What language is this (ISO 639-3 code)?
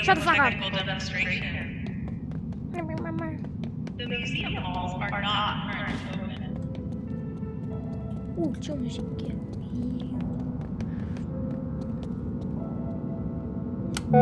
nld